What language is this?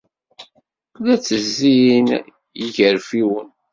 Kabyle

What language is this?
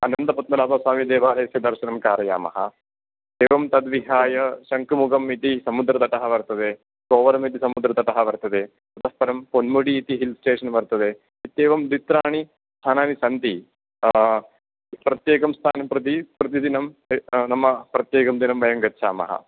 Sanskrit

